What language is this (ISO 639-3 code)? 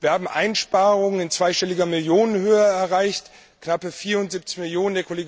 deu